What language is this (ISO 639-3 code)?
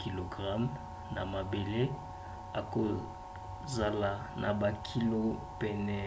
lin